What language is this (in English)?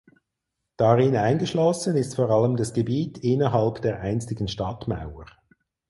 German